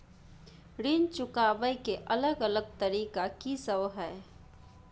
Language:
Maithili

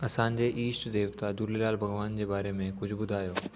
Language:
Sindhi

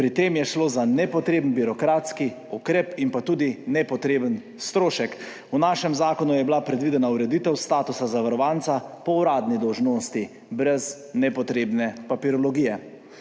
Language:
Slovenian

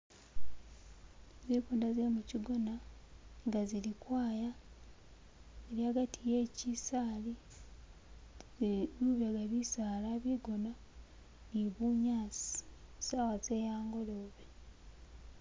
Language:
Masaaba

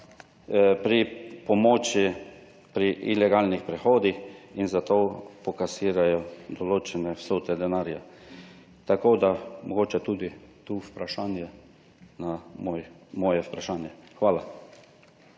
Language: Slovenian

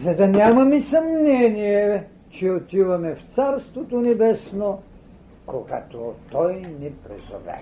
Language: Bulgarian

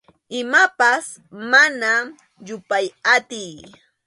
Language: Arequipa-La Unión Quechua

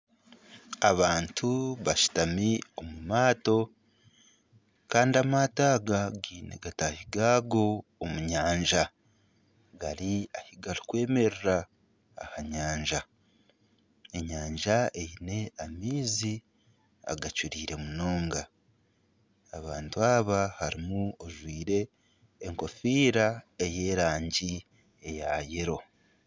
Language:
Nyankole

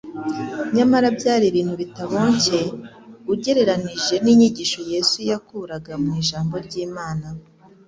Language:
Kinyarwanda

